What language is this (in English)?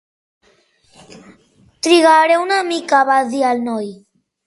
Catalan